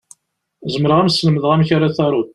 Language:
Kabyle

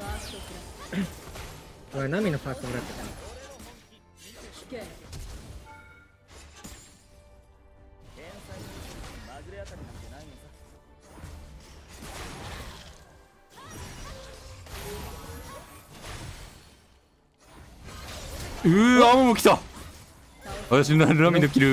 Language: Japanese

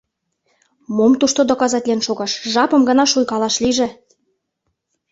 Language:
Mari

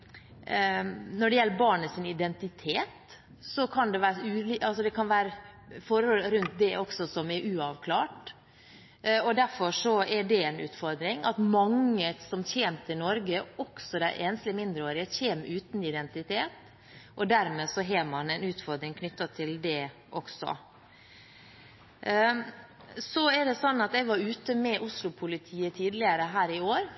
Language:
Norwegian Bokmål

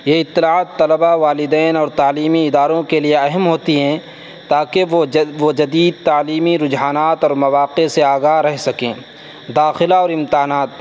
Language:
Urdu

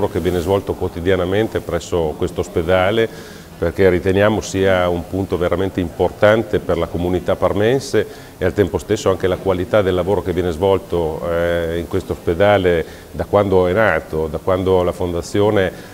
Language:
Italian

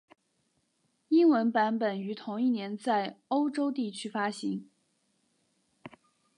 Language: Chinese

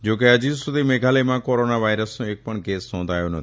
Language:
Gujarati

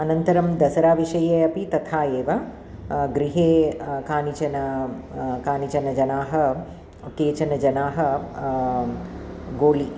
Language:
Sanskrit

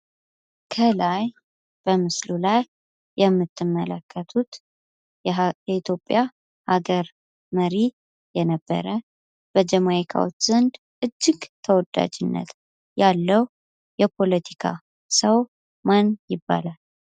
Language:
Amharic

